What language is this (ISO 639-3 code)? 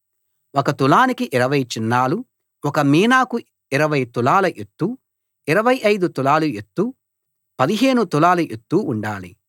tel